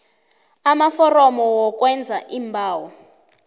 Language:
South Ndebele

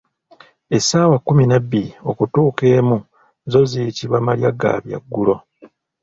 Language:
Ganda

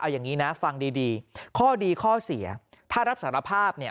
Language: Thai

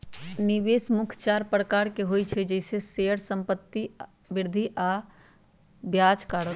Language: Magahi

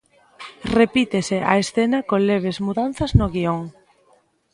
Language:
Galician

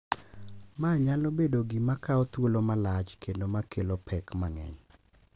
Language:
Luo (Kenya and Tanzania)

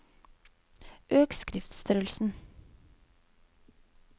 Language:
Norwegian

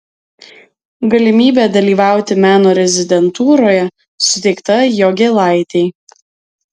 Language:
Lithuanian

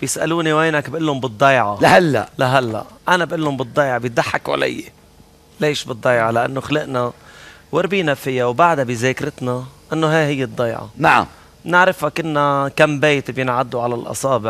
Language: Arabic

